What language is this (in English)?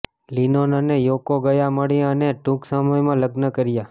Gujarati